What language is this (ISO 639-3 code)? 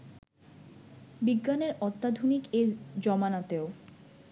ben